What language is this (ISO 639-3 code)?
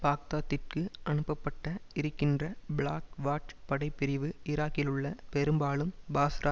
tam